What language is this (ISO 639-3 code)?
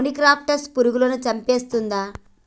tel